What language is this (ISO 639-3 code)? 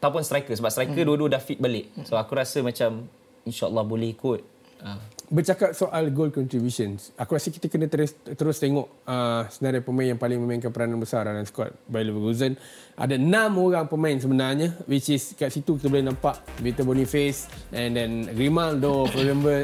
msa